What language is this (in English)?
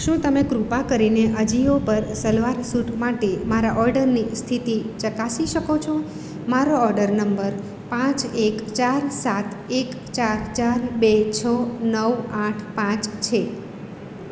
Gujarati